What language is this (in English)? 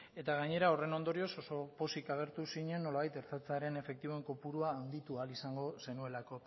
Basque